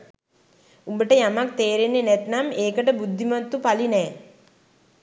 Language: Sinhala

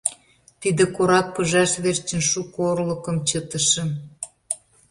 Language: Mari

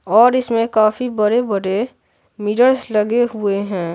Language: Hindi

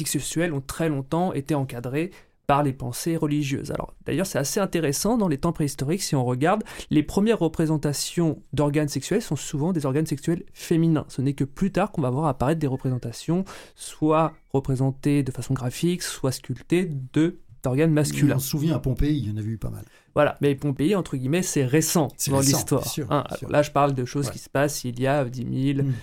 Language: French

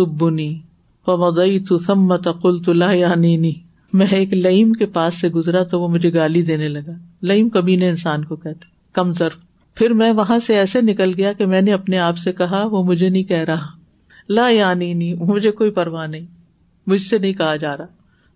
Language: Urdu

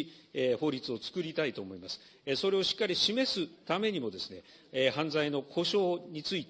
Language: Japanese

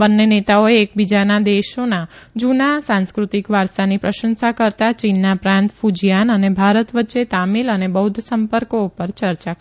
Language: Gujarati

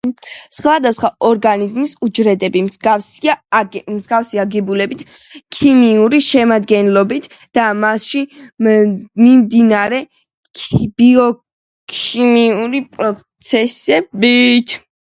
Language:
Georgian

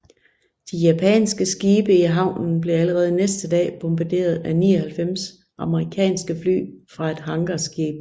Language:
Danish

